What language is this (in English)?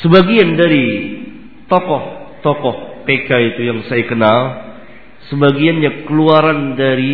Malay